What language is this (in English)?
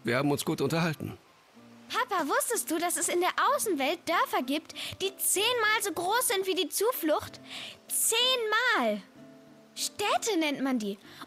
German